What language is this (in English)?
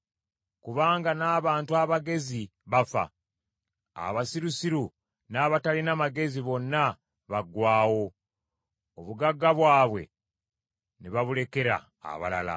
Ganda